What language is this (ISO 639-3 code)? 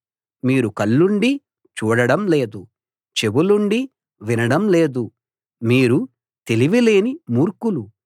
tel